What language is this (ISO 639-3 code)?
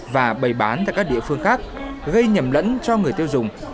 vie